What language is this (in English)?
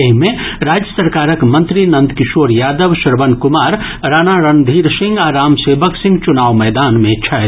Maithili